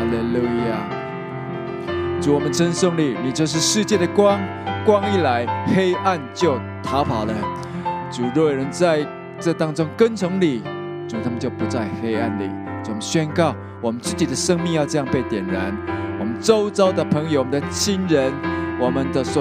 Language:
Chinese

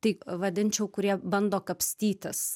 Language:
Lithuanian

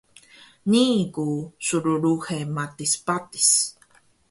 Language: Taroko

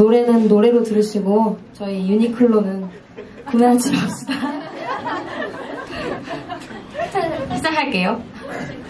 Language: Korean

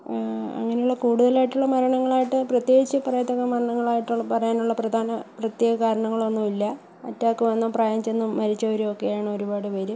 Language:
Malayalam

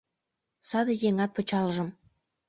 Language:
Mari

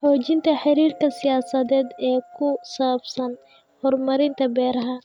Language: Somali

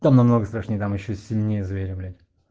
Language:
Russian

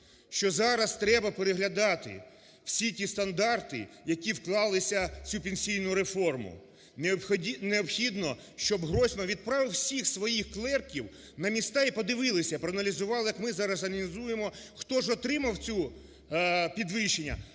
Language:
Ukrainian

